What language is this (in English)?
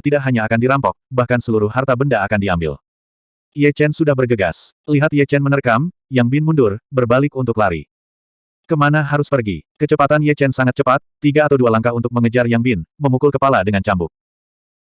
Indonesian